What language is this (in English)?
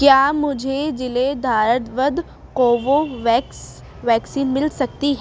Urdu